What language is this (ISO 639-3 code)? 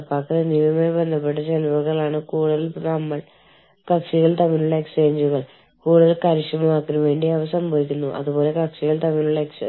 mal